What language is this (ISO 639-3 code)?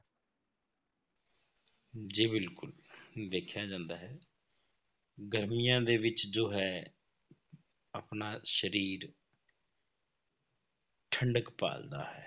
pan